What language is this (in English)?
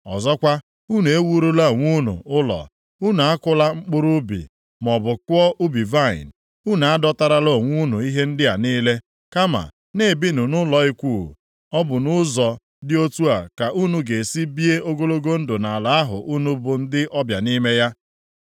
Igbo